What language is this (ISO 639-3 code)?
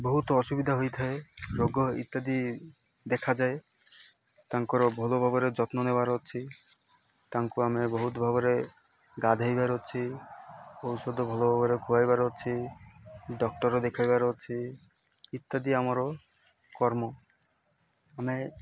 ori